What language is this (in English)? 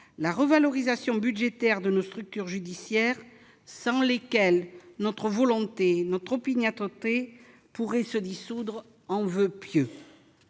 French